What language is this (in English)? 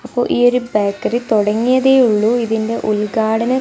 Malayalam